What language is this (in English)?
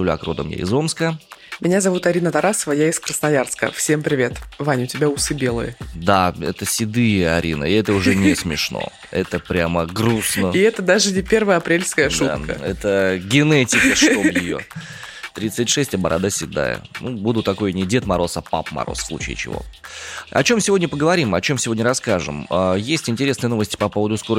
Russian